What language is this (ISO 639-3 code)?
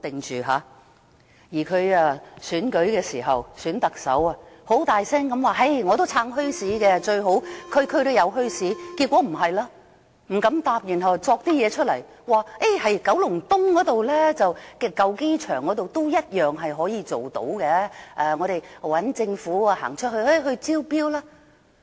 yue